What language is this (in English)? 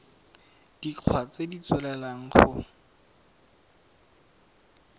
Tswana